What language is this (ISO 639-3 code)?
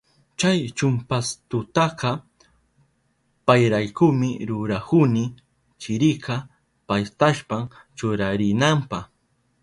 qup